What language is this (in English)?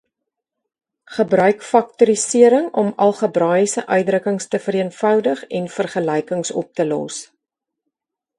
Afrikaans